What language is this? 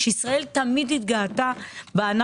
Hebrew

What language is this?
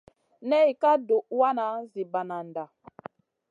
Masana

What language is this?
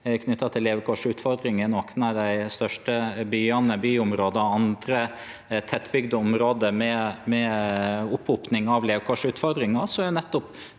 Norwegian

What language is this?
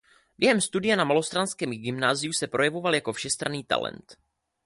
Czech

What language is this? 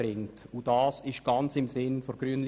Swiss German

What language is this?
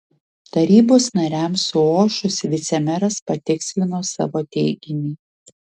Lithuanian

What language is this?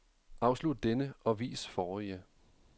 Danish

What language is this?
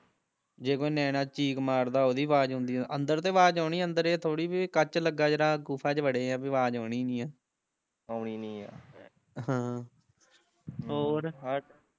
Punjabi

